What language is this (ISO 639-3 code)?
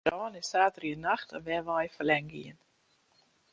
fry